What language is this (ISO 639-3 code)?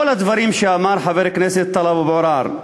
heb